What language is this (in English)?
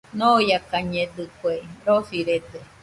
Nüpode Huitoto